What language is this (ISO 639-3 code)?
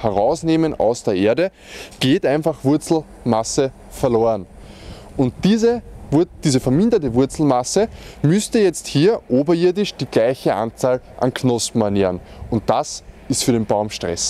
deu